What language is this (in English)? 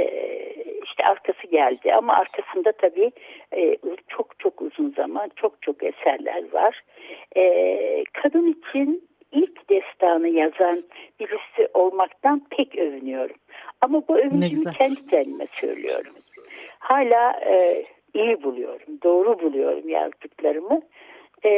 Turkish